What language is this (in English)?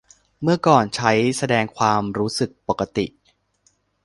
Thai